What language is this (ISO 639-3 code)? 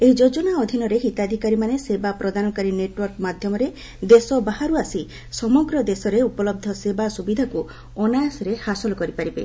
ori